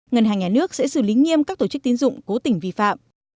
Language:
Vietnamese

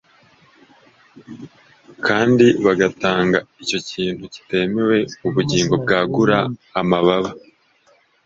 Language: Kinyarwanda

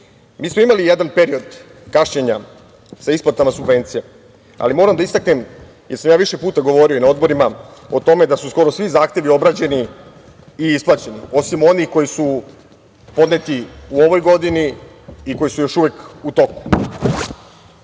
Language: Serbian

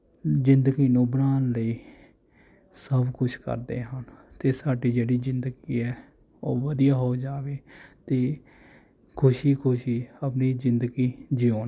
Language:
Punjabi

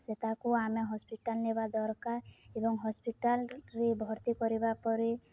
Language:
Odia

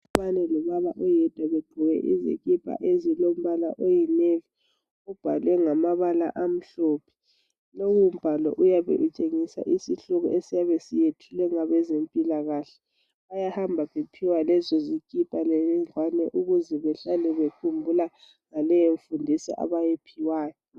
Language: North Ndebele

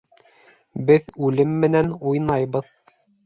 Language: Bashkir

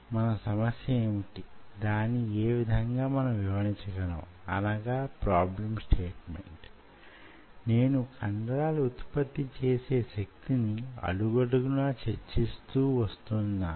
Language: Telugu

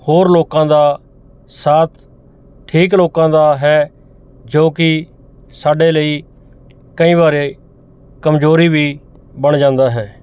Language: Punjabi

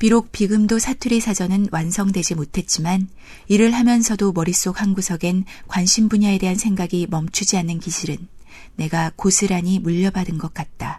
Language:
Korean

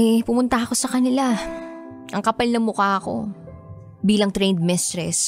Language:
Filipino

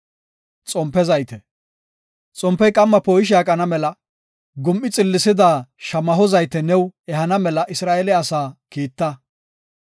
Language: Gofa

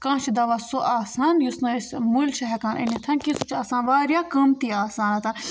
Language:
Kashmiri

